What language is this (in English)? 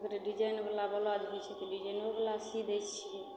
Maithili